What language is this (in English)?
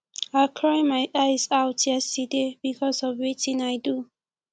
Nigerian Pidgin